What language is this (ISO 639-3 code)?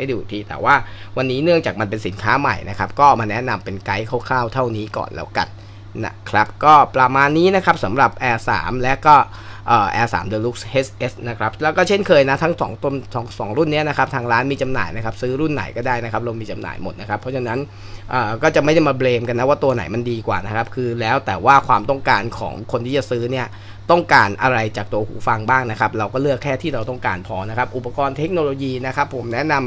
tha